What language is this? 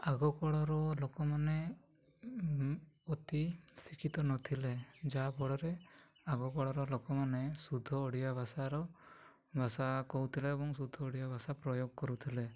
Odia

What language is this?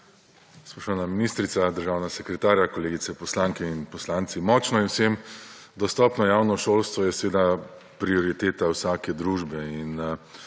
Slovenian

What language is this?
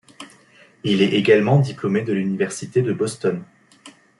French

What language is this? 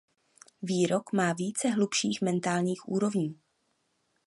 Czech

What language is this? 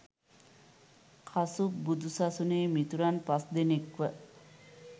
Sinhala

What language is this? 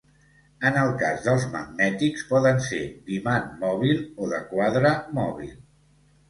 Catalan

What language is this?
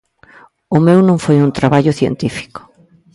Galician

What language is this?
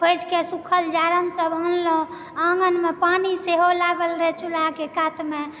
Maithili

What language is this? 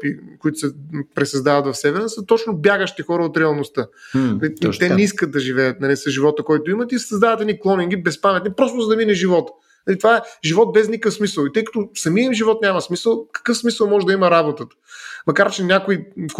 Bulgarian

